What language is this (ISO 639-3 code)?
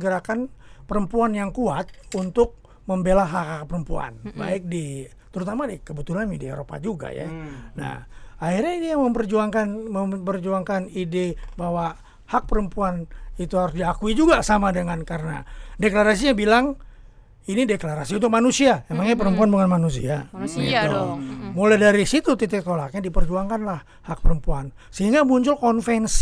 ind